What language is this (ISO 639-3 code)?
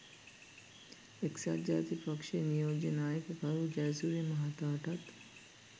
sin